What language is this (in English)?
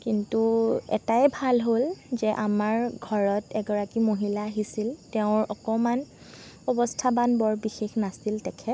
Assamese